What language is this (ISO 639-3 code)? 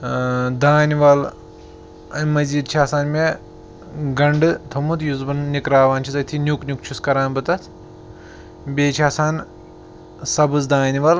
kas